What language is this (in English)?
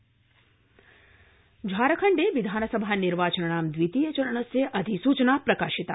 Sanskrit